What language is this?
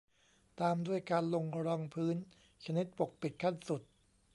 Thai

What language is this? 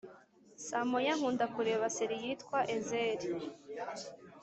Kinyarwanda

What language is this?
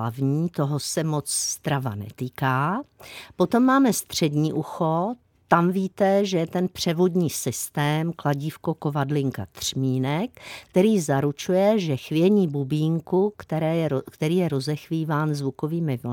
Czech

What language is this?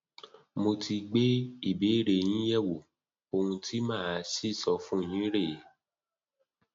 Yoruba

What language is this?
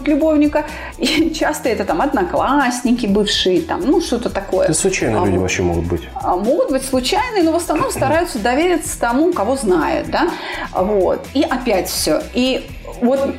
Russian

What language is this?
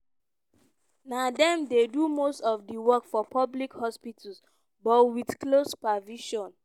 Nigerian Pidgin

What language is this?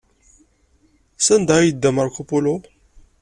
Kabyle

